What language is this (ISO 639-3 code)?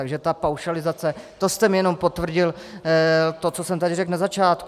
ces